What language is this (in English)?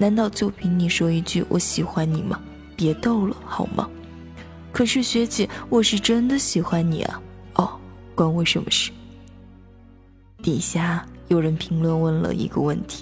Chinese